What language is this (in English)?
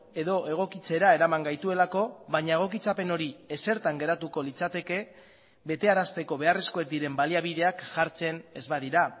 Basque